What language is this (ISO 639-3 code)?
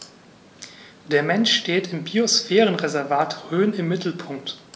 deu